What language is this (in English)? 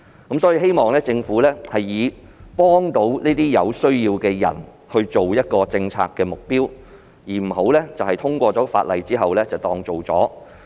Cantonese